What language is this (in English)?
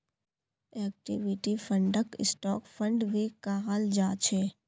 Magahi